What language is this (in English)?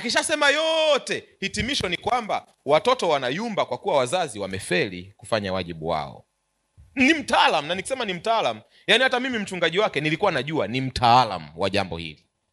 Swahili